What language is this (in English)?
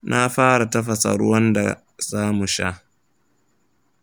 Hausa